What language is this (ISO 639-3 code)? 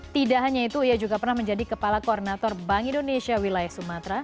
ind